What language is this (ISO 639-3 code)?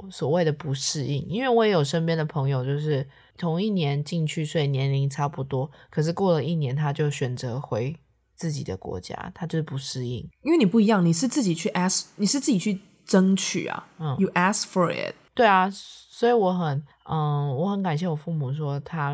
zho